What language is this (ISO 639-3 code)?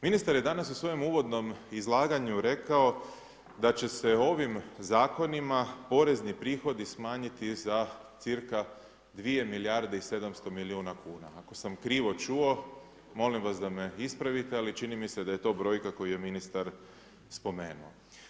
hrv